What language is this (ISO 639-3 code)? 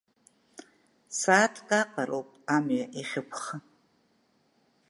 abk